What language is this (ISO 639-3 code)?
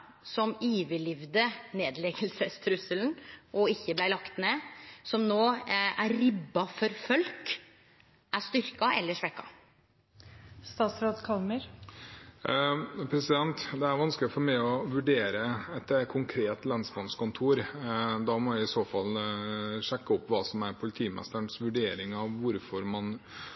nor